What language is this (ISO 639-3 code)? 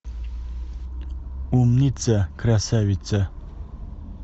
rus